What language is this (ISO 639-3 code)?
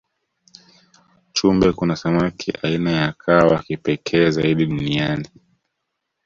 swa